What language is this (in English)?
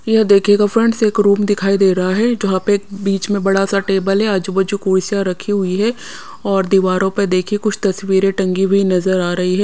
Hindi